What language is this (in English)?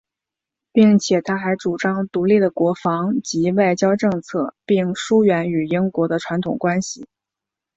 Chinese